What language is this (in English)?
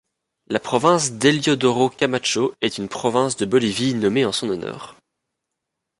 French